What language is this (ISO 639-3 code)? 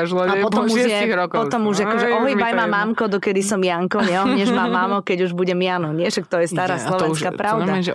slk